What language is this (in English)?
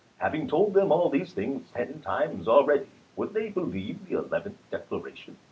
English